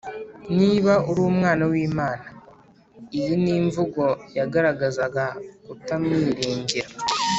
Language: Kinyarwanda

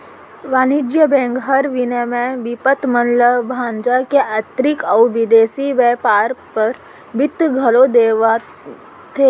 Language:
Chhattisgarhi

